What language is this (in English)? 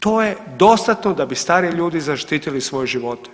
Croatian